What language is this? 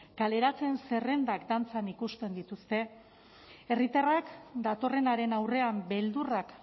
Basque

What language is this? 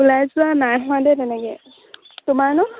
Assamese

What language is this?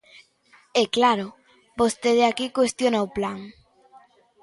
Galician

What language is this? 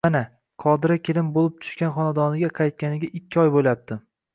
Uzbek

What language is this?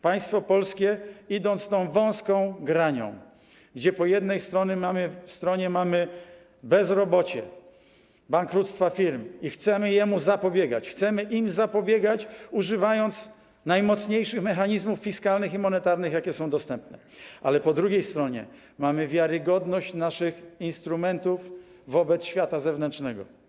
Polish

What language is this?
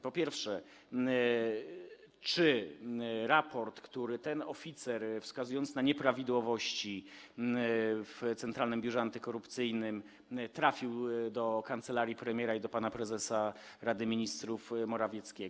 Polish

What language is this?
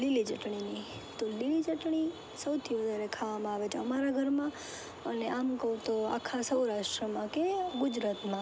Gujarati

